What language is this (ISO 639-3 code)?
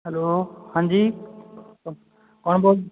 pan